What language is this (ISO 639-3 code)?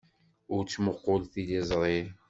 kab